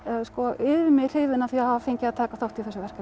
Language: Icelandic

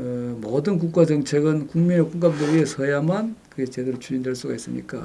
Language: Korean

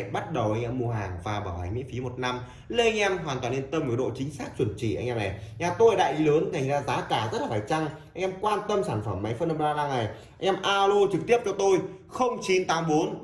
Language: Vietnamese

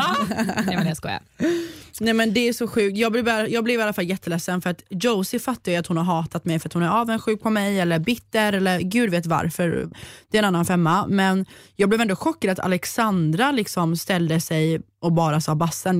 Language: Swedish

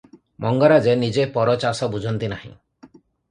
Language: Odia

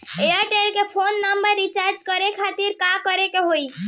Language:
Bhojpuri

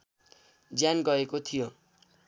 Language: Nepali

